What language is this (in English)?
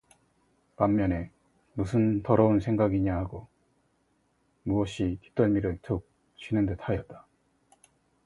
Korean